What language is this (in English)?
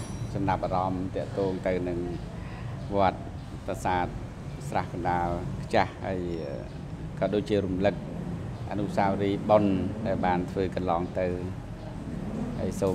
Thai